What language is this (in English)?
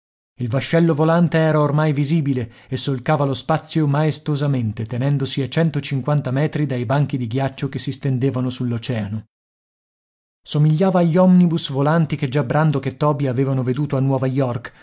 Italian